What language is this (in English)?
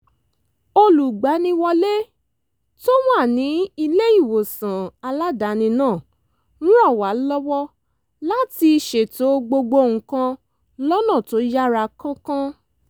Yoruba